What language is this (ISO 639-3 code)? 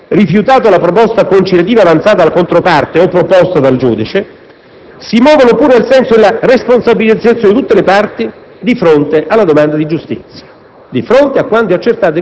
ita